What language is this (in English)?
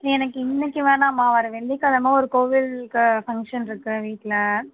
Tamil